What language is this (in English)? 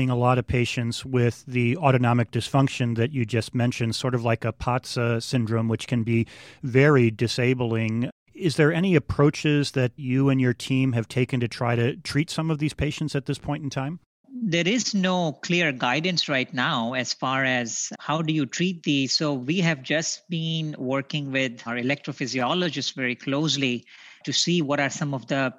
English